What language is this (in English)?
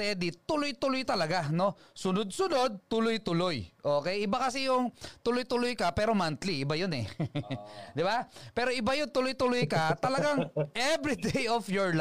Filipino